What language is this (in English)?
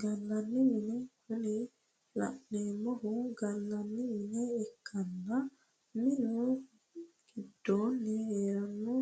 Sidamo